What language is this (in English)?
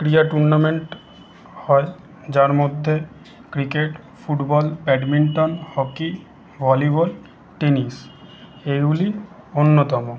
Bangla